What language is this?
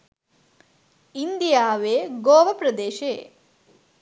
Sinhala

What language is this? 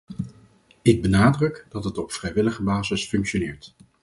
Dutch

